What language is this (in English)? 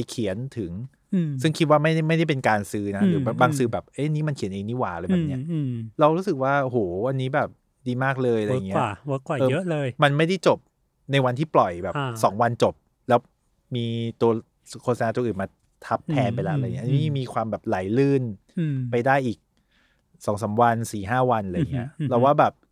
Thai